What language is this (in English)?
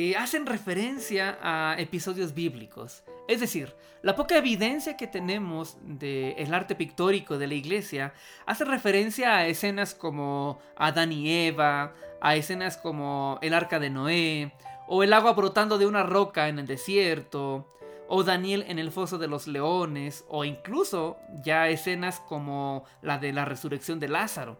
Spanish